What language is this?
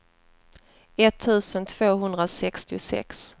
Swedish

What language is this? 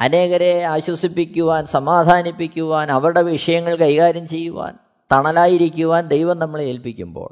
Malayalam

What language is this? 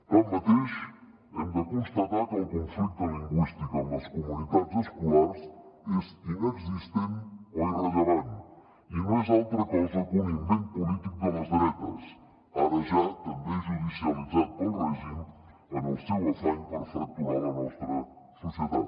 Catalan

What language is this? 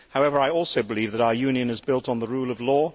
English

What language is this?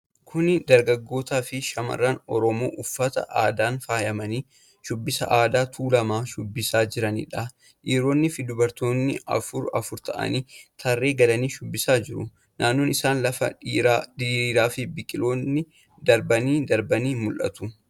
Oromo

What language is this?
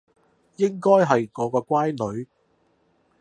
Cantonese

